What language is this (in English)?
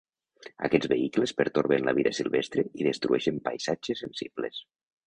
Catalan